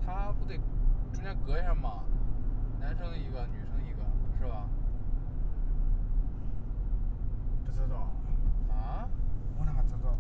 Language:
Chinese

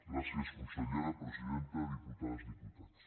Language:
Catalan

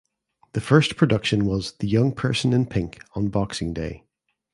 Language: English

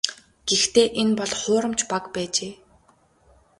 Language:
Mongolian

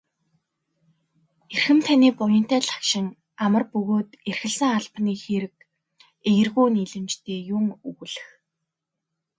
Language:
Mongolian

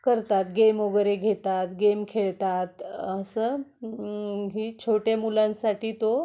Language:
Marathi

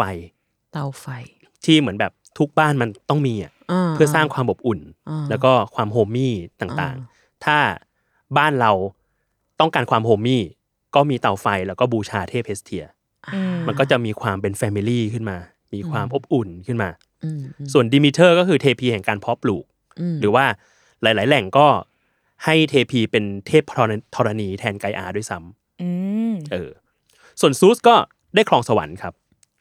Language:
Thai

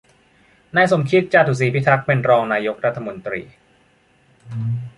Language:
Thai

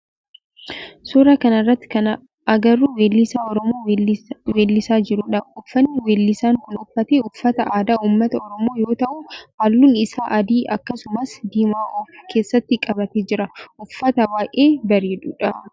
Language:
Oromo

